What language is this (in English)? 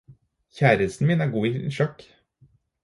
Norwegian Bokmål